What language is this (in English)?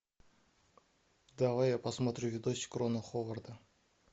Russian